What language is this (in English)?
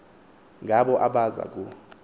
Xhosa